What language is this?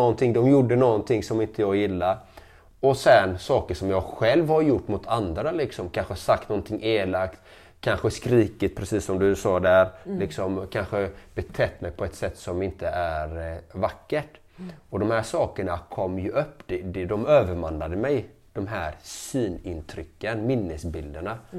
Swedish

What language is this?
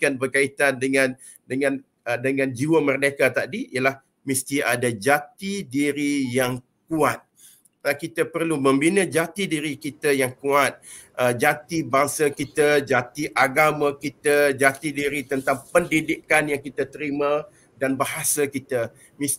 Malay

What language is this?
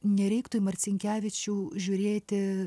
Lithuanian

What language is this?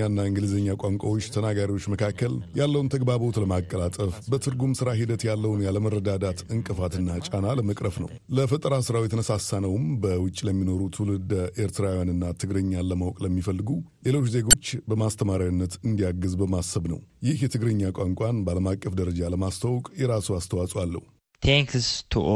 Amharic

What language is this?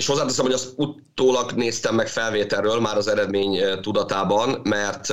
Hungarian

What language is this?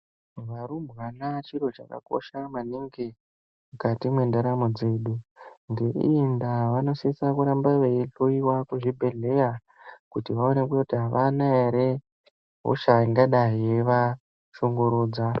Ndau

